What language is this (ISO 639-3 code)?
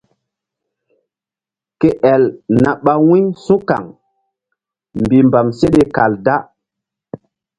mdd